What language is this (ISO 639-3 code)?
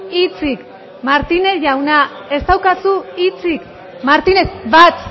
eus